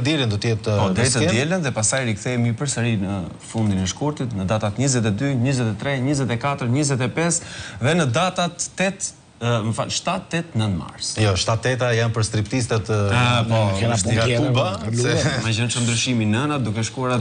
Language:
Romanian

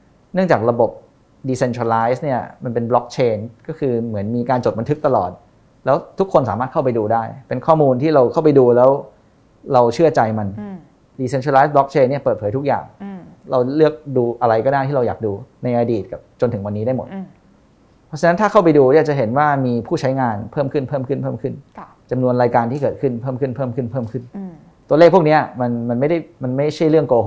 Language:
Thai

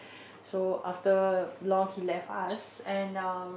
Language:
English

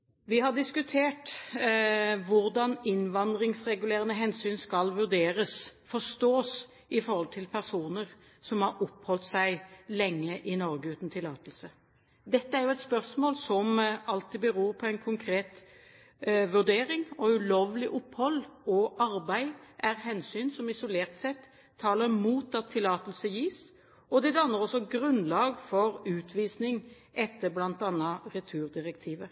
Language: Norwegian Bokmål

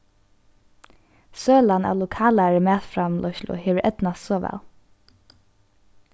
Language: Faroese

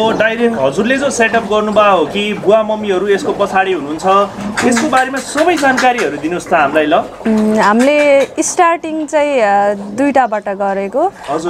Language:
Korean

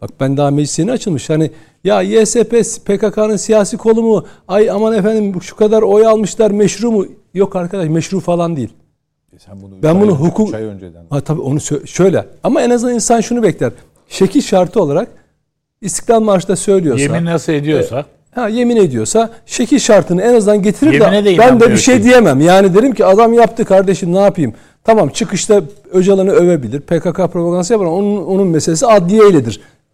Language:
Turkish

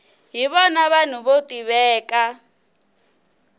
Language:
Tsonga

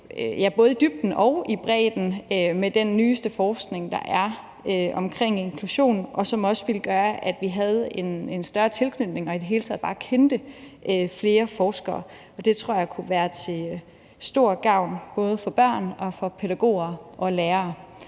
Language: Danish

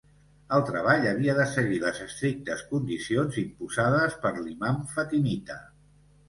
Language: Catalan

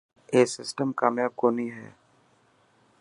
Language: Dhatki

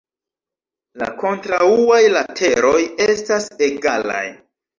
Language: Esperanto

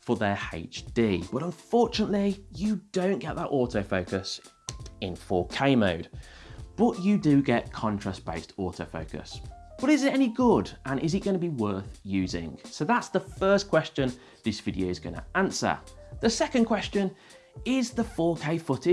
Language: English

